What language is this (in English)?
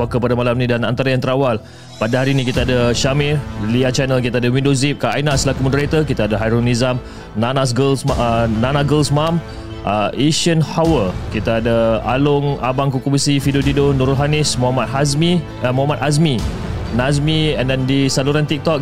Malay